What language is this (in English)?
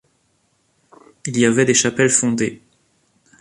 French